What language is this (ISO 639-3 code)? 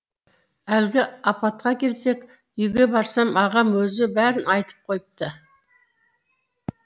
kaz